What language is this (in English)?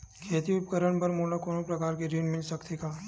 Chhattisgarhi